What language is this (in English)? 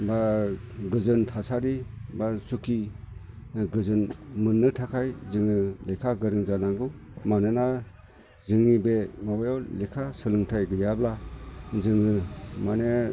Bodo